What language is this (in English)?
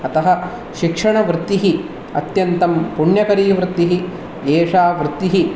Sanskrit